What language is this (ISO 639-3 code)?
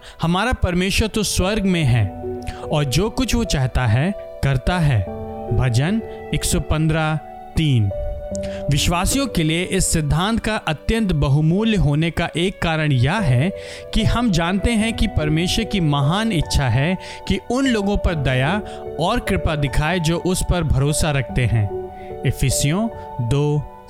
hin